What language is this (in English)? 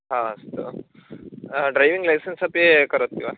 Sanskrit